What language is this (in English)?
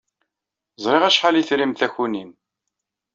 Kabyle